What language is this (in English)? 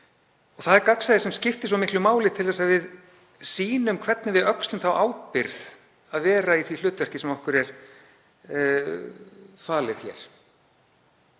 Icelandic